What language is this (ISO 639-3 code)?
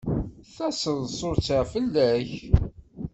kab